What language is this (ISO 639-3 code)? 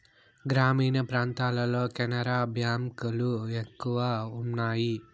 tel